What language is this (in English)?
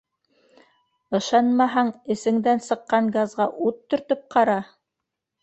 Bashkir